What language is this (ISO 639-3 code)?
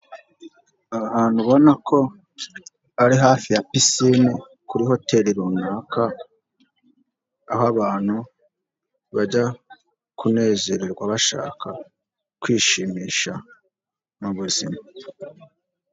kin